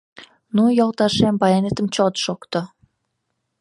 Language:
Mari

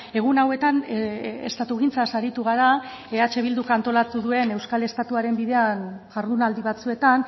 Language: Basque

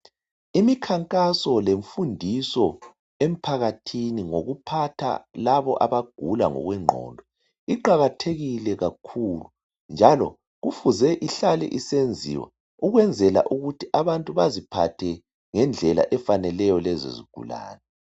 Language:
North Ndebele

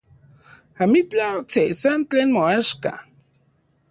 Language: Central Puebla Nahuatl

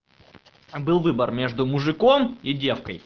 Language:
Russian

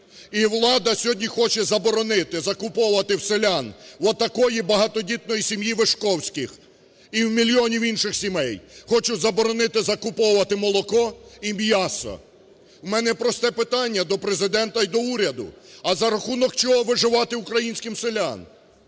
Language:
Ukrainian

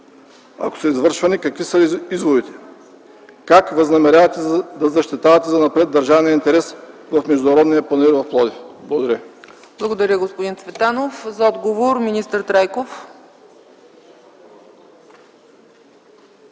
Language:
Bulgarian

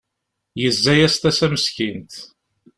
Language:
Kabyle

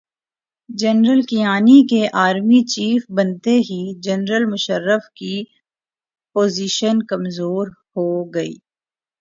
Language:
Urdu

